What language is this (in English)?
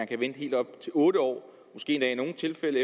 Danish